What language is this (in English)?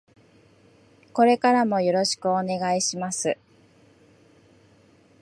Japanese